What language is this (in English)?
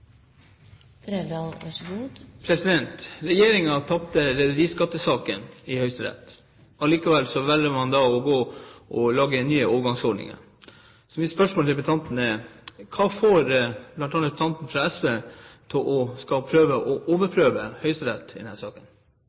Norwegian